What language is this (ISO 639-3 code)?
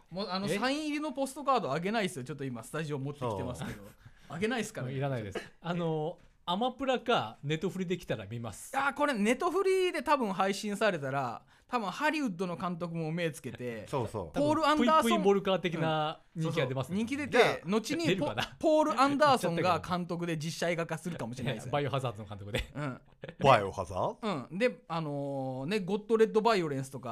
jpn